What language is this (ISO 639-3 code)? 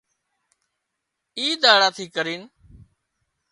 kxp